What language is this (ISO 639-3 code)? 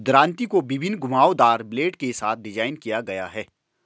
hin